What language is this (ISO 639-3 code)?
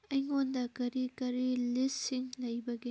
mni